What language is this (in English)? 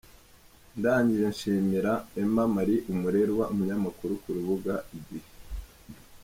Kinyarwanda